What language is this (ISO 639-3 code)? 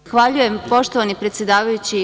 srp